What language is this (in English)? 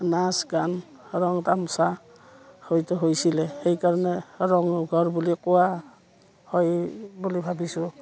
Assamese